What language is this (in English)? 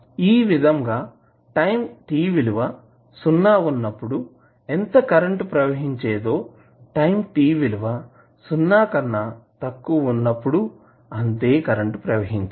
Telugu